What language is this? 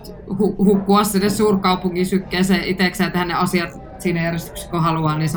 Finnish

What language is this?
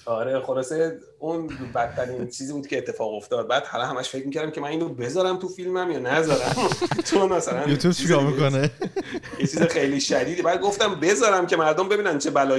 Persian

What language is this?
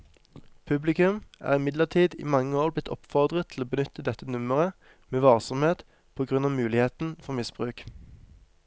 Norwegian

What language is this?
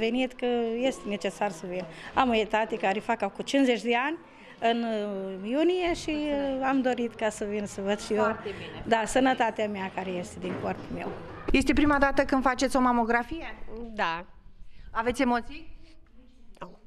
Romanian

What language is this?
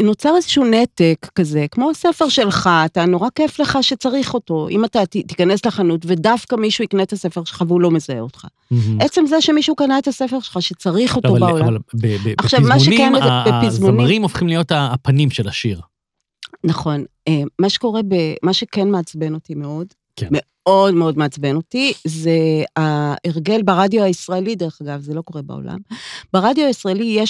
Hebrew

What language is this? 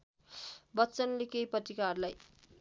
Nepali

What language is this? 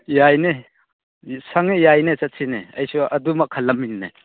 Manipuri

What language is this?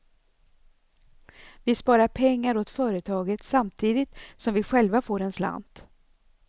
Swedish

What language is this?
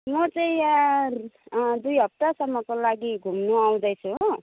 Nepali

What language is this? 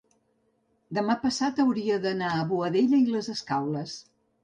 Catalan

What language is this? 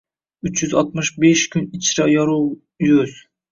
Uzbek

